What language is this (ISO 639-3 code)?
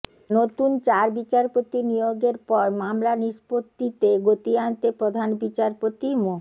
ben